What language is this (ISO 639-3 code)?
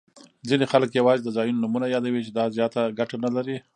pus